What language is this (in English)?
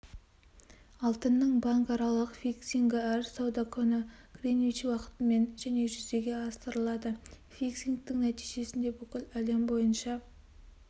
Kazakh